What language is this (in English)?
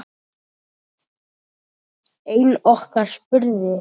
Icelandic